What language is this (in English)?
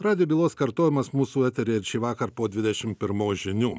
Lithuanian